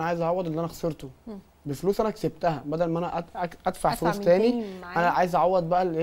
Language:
Arabic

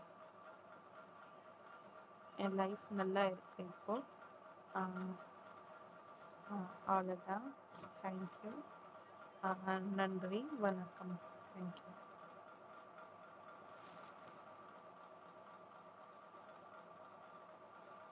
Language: Tamil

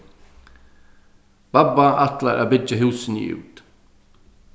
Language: Faroese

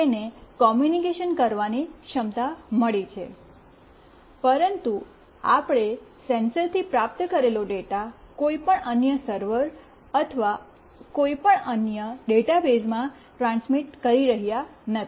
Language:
Gujarati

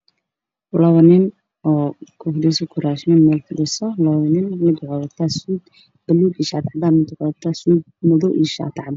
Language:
Somali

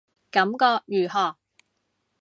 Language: Cantonese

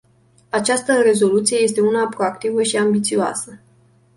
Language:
Romanian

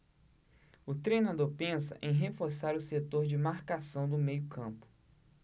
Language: Portuguese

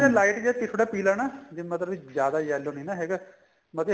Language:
Punjabi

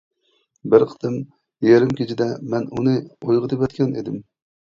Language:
Uyghur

